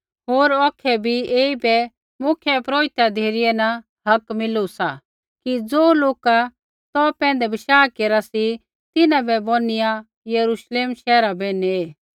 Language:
Kullu Pahari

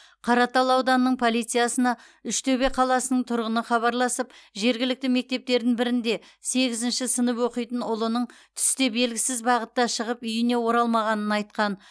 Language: Kazakh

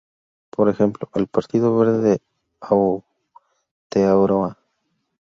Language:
Spanish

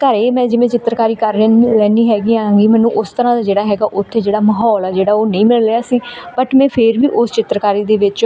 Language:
Punjabi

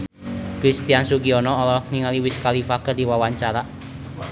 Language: Sundanese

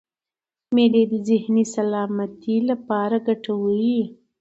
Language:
Pashto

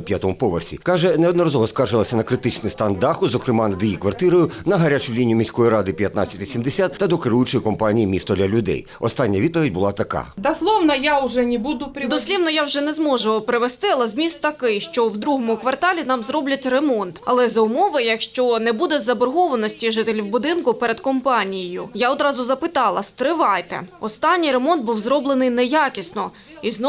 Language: Ukrainian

